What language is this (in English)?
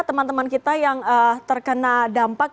Indonesian